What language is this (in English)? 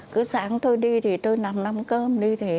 Vietnamese